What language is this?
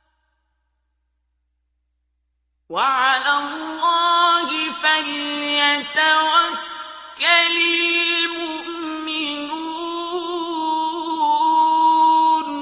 Arabic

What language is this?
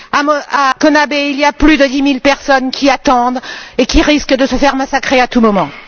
French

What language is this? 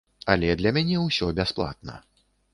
Belarusian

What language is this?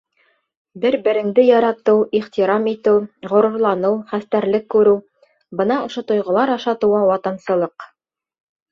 Bashkir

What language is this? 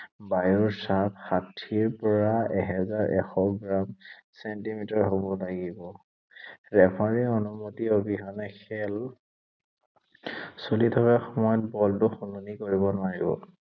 Assamese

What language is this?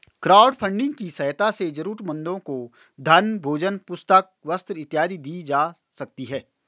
Hindi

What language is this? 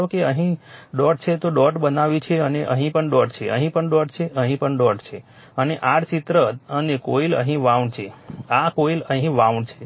Gujarati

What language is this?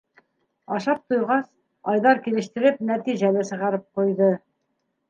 Bashkir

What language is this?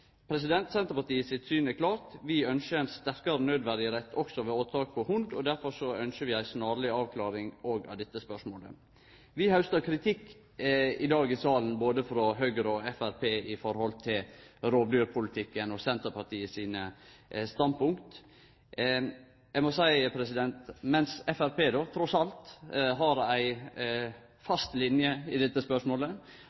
Norwegian Nynorsk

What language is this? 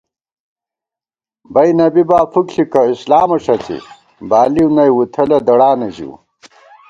Gawar-Bati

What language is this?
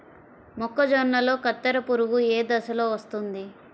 Telugu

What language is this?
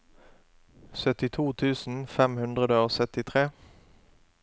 Norwegian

